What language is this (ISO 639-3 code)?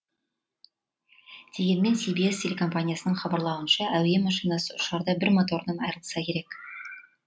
kaz